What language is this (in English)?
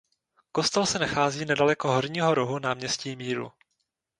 Czech